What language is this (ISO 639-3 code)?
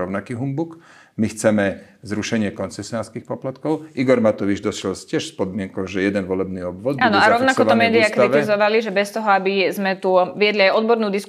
slk